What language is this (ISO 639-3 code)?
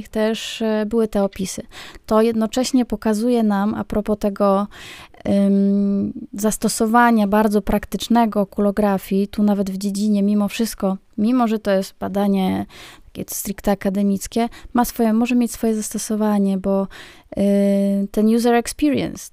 pol